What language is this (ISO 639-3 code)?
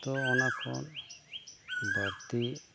sat